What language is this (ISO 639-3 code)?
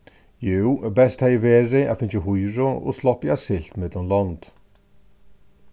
fao